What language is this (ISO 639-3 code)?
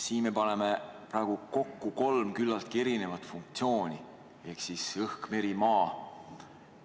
est